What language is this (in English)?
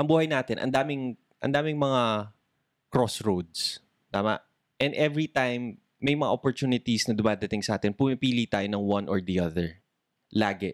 Filipino